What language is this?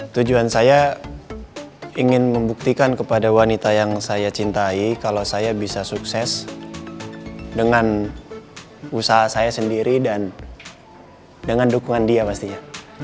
Indonesian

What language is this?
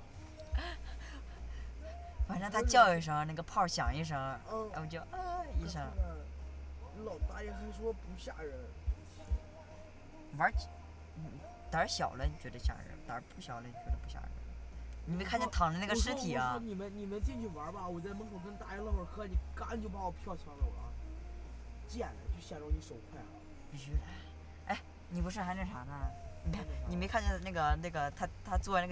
Chinese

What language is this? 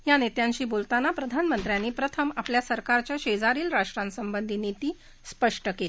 Marathi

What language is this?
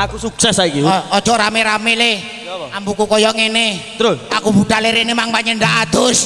Indonesian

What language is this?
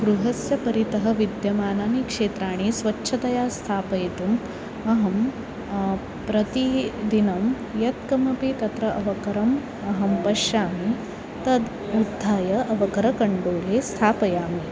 Sanskrit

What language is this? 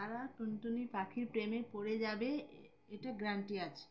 Bangla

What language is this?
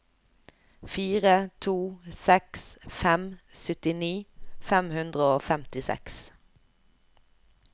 Norwegian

